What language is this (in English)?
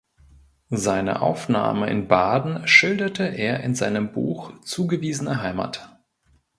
German